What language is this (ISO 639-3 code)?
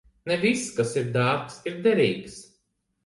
lav